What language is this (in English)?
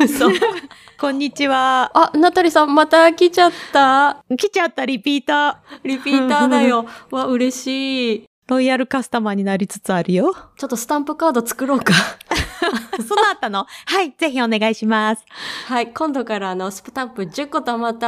Japanese